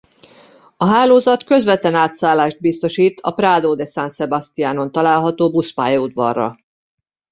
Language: Hungarian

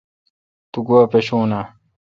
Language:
Kalkoti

